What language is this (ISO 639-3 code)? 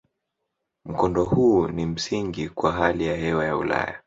swa